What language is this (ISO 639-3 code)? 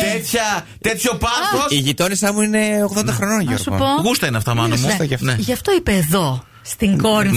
ell